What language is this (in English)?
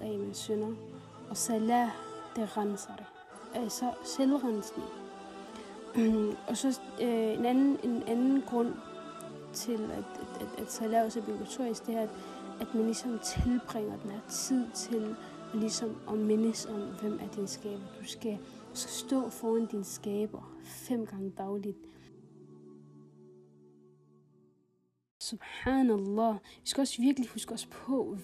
Danish